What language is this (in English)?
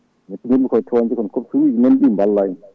Fula